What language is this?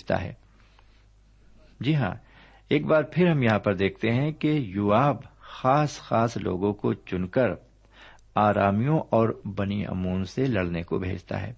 Urdu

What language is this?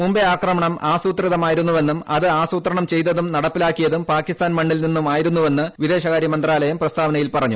Malayalam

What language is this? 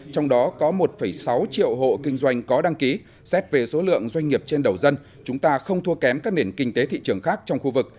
Vietnamese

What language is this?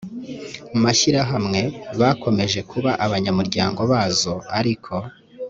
Kinyarwanda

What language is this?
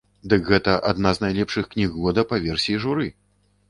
Belarusian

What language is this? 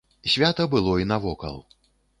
Belarusian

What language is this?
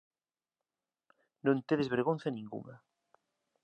Galician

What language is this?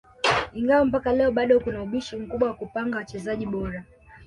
Swahili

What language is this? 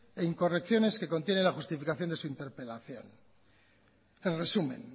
Spanish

